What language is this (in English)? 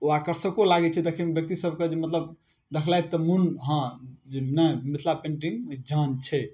Maithili